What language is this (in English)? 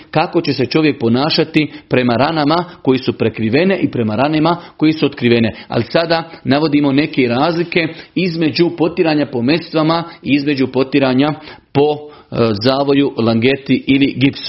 Croatian